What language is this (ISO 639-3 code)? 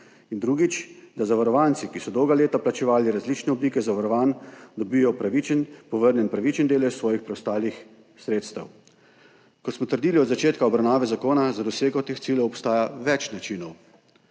slv